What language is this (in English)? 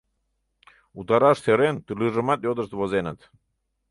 Mari